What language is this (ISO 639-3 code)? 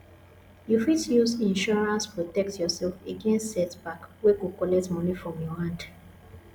pcm